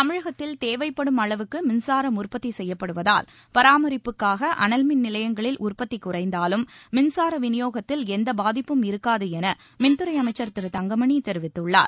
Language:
Tamil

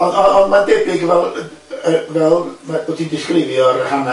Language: Welsh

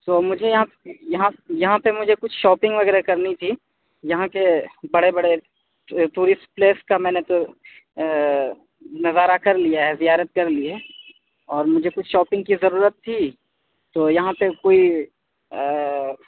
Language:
Urdu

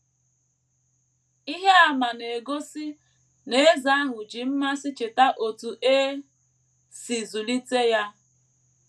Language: Igbo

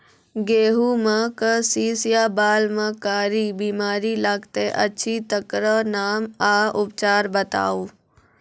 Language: Maithili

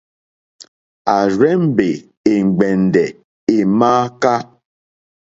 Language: Mokpwe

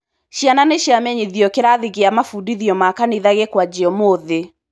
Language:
Kikuyu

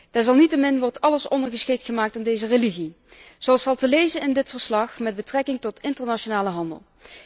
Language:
Dutch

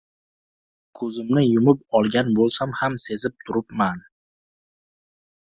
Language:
Uzbek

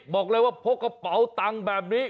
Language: Thai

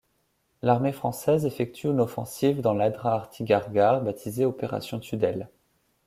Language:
French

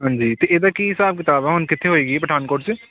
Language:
Punjabi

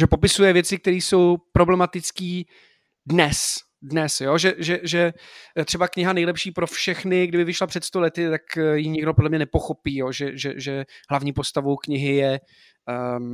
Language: Czech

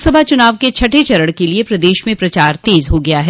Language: Hindi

